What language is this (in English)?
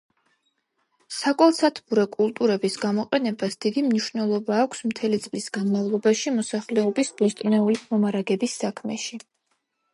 Georgian